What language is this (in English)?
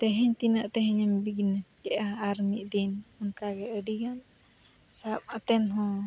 Santali